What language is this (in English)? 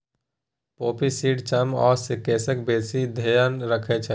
Maithili